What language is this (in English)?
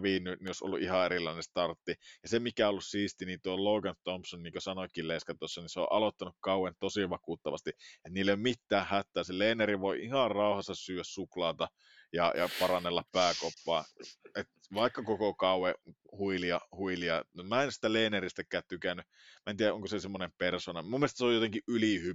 Finnish